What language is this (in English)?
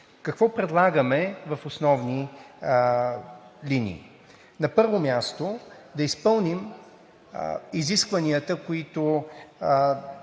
Bulgarian